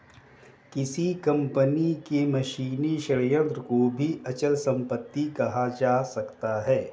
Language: Hindi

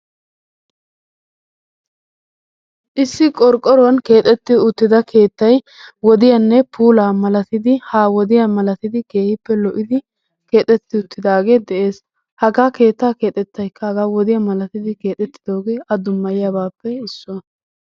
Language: Wolaytta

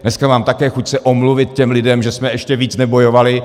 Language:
Czech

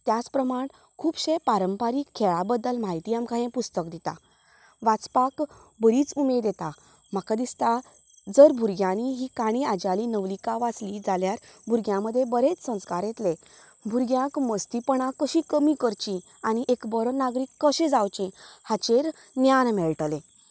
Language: Konkani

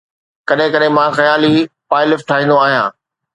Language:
Sindhi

